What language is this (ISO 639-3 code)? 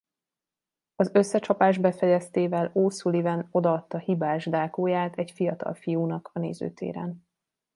hun